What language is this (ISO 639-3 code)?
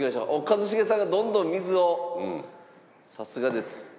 jpn